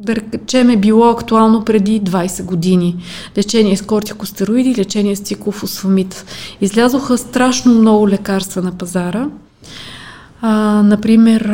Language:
Bulgarian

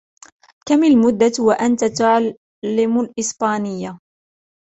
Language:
Arabic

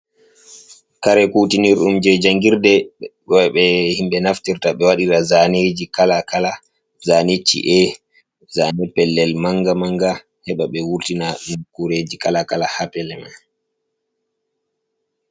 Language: Fula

